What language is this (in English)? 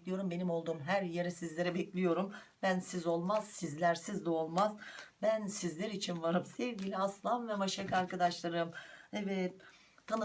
Turkish